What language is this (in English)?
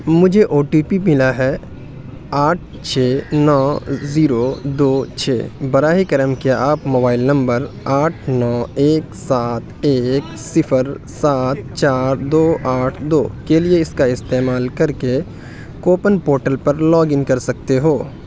Urdu